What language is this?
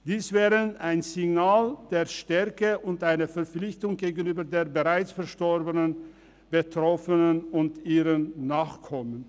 Swiss German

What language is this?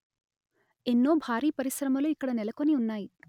Telugu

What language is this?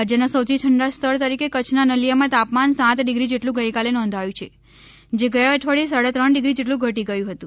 Gujarati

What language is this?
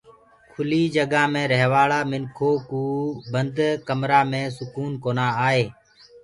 Gurgula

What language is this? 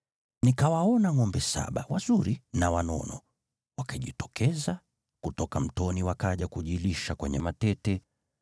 Swahili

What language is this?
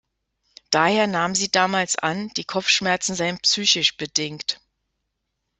German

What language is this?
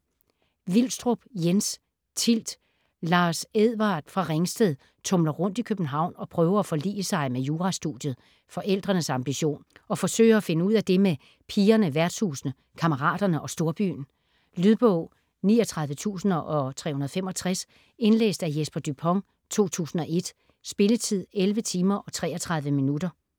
Danish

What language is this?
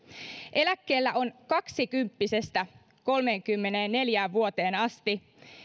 Finnish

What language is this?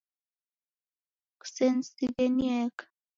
Taita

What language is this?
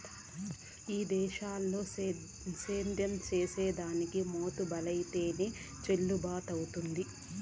Telugu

